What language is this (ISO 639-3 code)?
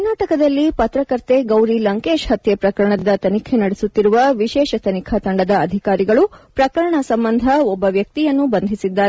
kan